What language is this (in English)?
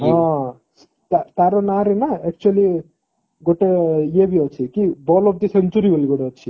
Odia